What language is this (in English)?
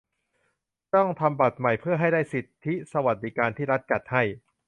Thai